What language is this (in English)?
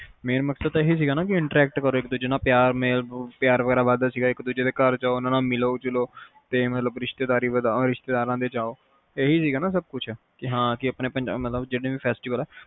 Punjabi